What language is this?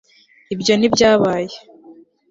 Kinyarwanda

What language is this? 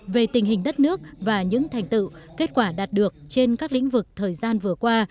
Vietnamese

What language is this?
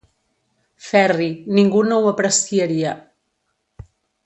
Catalan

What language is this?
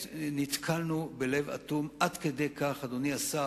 Hebrew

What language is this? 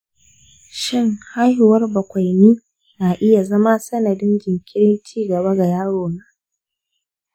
Hausa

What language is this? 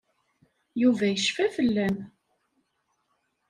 Kabyle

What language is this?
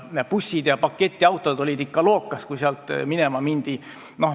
Estonian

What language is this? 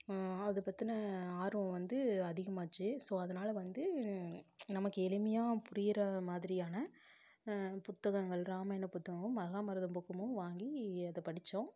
Tamil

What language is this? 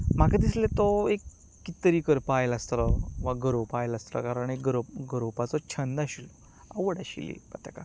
Konkani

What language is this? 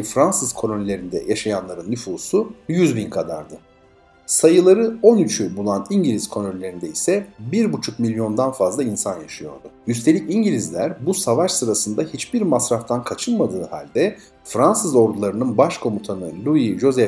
Turkish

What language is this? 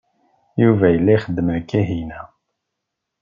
Kabyle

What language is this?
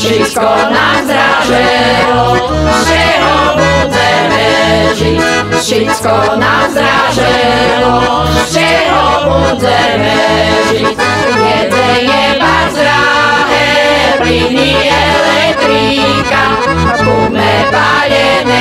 Romanian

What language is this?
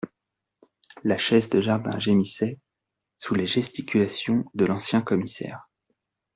French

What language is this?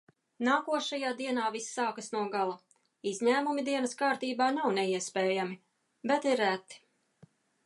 Latvian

